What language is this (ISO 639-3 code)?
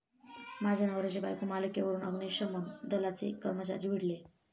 mar